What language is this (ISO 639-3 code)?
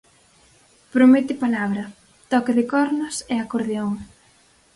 glg